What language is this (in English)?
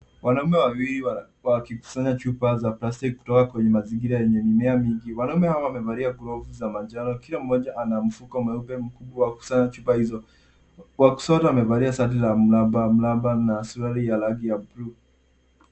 Swahili